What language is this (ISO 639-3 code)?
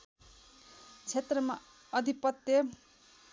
nep